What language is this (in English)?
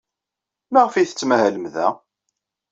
Kabyle